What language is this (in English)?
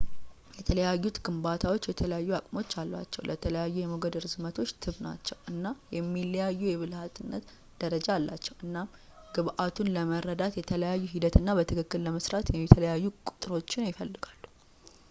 Amharic